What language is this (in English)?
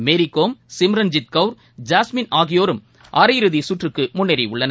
Tamil